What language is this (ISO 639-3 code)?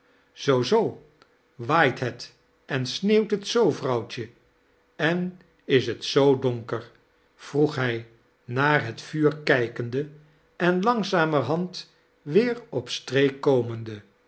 nld